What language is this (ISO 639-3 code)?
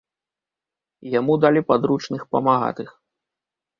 bel